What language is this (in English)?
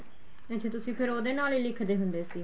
Punjabi